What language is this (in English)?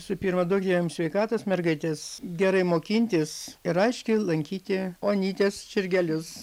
Lithuanian